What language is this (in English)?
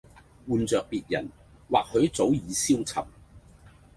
Cantonese